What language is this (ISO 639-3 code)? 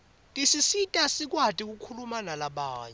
ssw